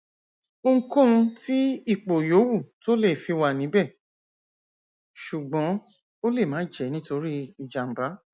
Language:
Yoruba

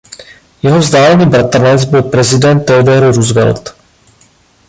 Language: Czech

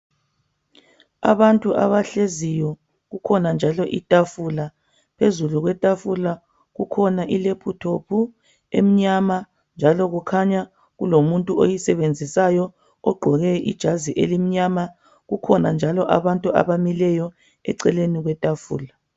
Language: North Ndebele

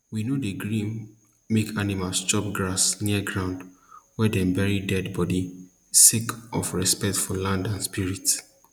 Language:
Nigerian Pidgin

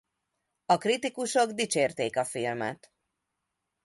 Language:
Hungarian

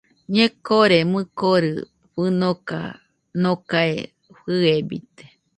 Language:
Nüpode Huitoto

